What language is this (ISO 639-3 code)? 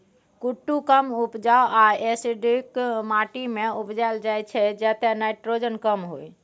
mai